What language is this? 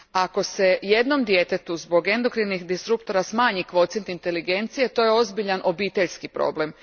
Croatian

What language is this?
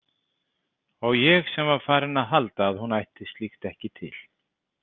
Icelandic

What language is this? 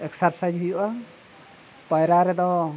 Santali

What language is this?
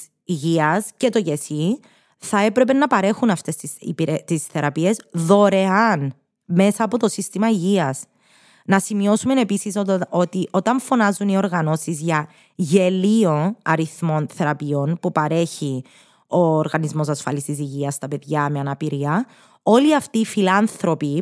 Greek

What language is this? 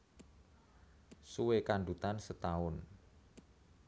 Javanese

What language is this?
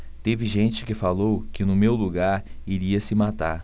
Portuguese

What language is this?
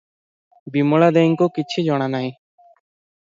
Odia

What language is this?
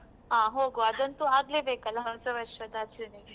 Kannada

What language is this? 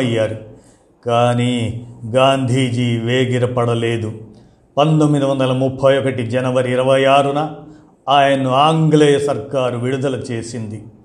Telugu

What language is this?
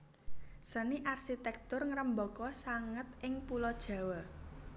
Javanese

